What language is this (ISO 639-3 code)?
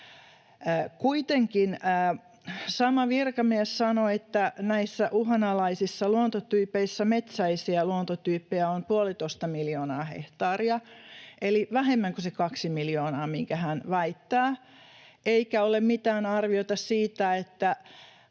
fin